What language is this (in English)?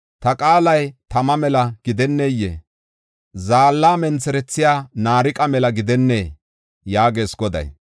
Gofa